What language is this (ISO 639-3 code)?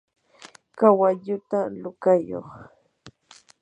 qur